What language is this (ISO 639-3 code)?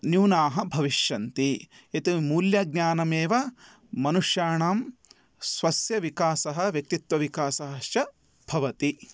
san